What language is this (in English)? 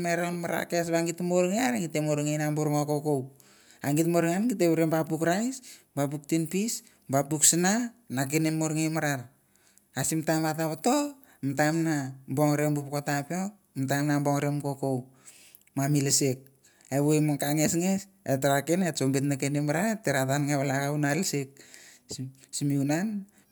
Mandara